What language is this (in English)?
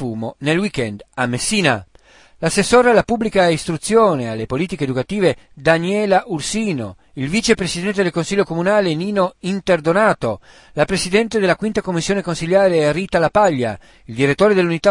Italian